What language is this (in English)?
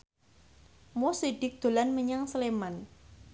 Javanese